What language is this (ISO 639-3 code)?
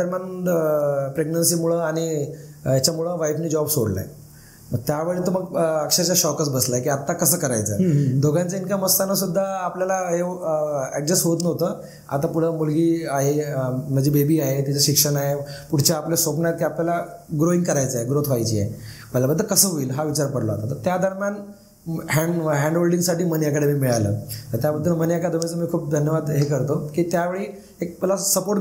mar